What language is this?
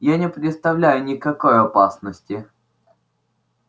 Russian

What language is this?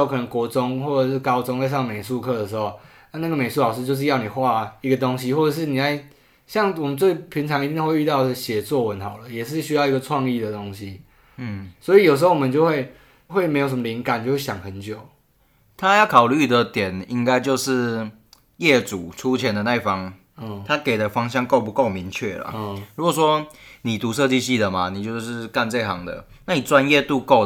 Chinese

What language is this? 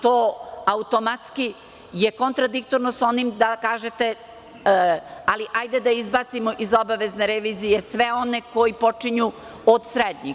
Serbian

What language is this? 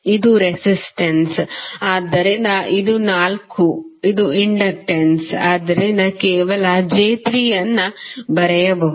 Kannada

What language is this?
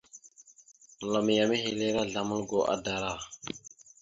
Mada (Cameroon)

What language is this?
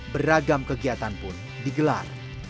Indonesian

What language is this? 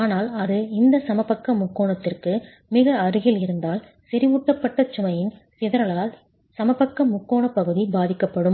Tamil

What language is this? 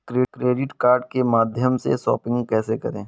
Hindi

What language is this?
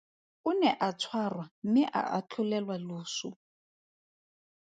Tswana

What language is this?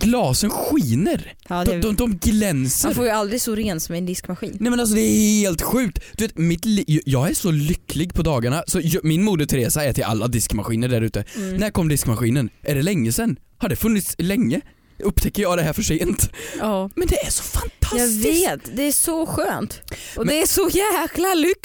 Swedish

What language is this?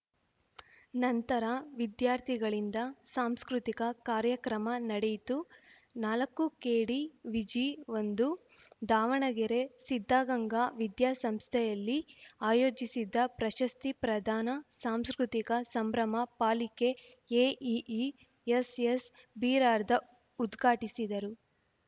Kannada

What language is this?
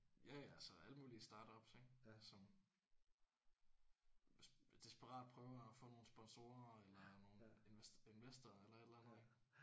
Danish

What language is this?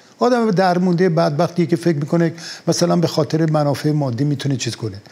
Persian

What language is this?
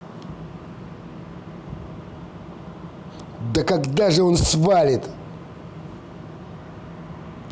Russian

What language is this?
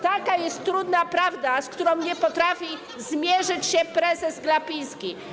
Polish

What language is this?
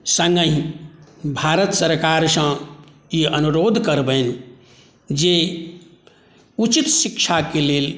Maithili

